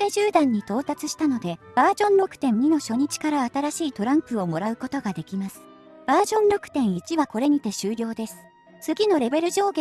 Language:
Japanese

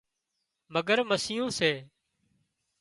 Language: Wadiyara Koli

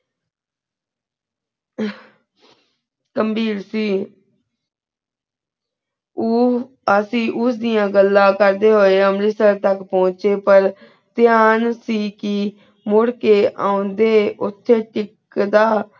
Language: Punjabi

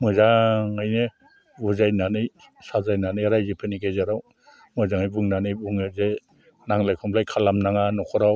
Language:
Bodo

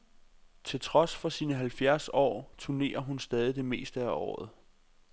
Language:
Danish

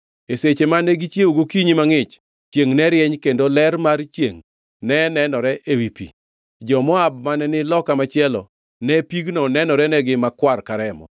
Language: Luo (Kenya and Tanzania)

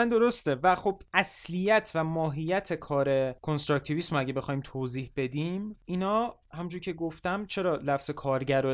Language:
Persian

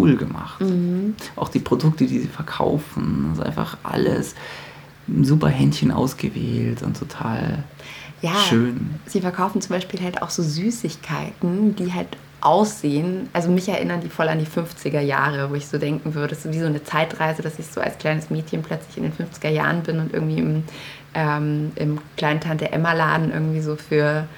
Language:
German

